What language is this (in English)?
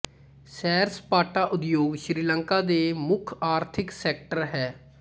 Punjabi